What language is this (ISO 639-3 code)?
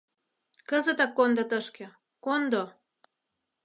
chm